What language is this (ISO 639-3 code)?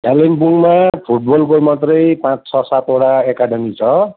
nep